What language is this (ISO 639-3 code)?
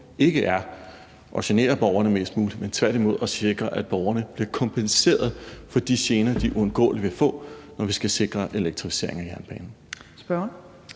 dan